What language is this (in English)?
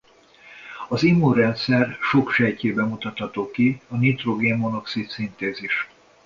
Hungarian